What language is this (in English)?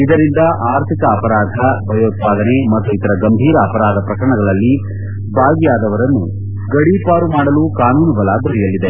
Kannada